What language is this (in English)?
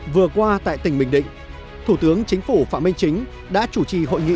Vietnamese